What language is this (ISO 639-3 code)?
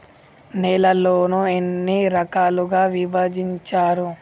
tel